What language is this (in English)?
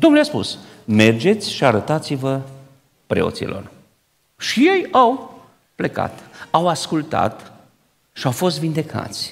Romanian